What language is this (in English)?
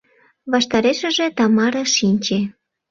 Mari